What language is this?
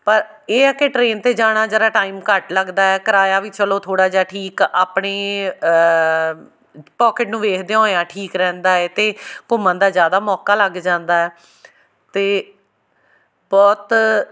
Punjabi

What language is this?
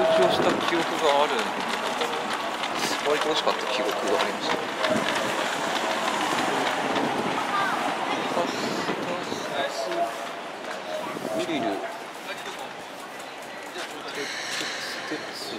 Japanese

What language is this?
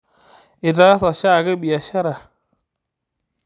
Masai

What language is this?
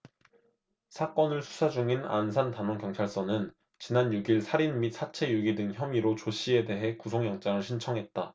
Korean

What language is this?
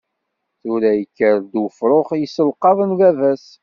Kabyle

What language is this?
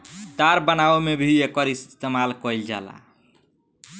Bhojpuri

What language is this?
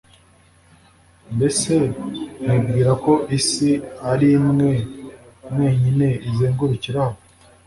Kinyarwanda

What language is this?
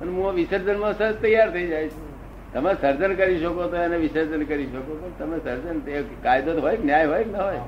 Gujarati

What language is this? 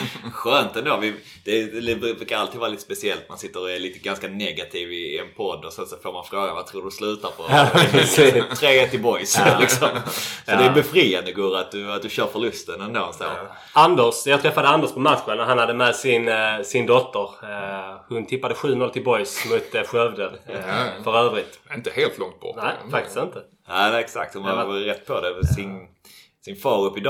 Swedish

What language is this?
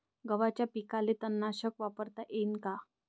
Marathi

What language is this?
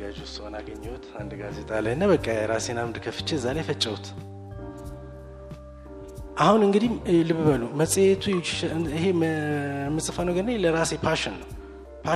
Amharic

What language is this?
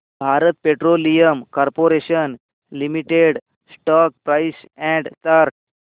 Marathi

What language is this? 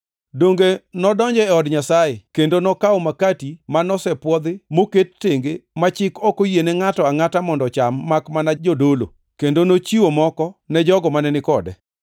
Luo (Kenya and Tanzania)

